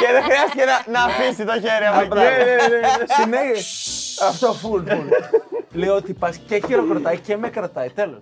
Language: Greek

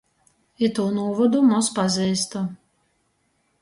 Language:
Latgalian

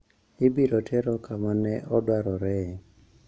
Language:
Luo (Kenya and Tanzania)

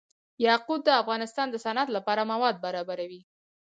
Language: Pashto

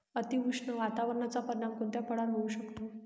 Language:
Marathi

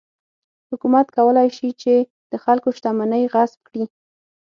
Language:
Pashto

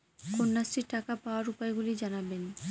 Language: Bangla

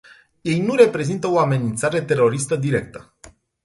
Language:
Romanian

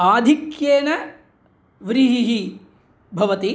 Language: Sanskrit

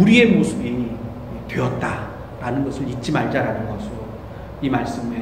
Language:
Korean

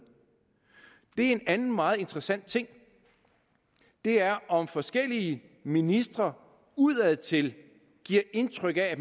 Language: Danish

